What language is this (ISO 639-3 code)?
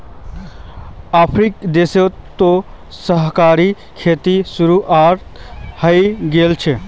mag